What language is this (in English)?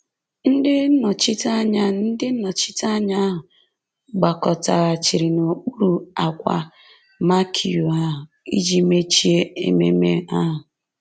Igbo